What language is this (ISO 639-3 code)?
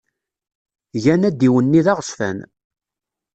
kab